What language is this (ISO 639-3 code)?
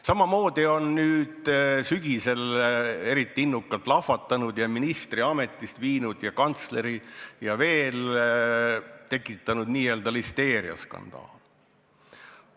est